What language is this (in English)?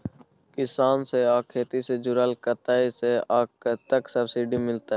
Maithili